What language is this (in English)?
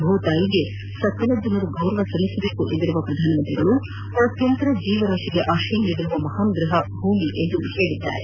Kannada